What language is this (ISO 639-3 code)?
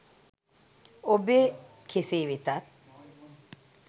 sin